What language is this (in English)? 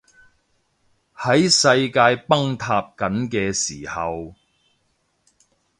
Cantonese